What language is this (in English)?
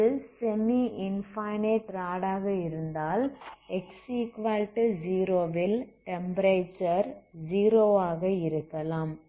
Tamil